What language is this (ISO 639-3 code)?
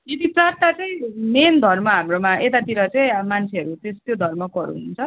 nep